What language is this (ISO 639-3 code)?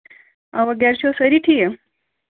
kas